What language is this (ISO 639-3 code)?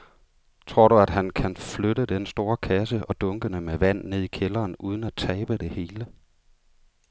dan